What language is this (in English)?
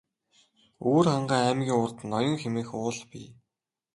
Mongolian